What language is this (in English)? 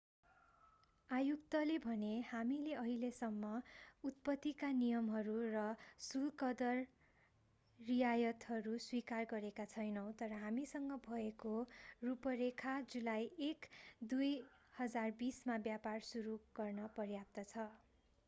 Nepali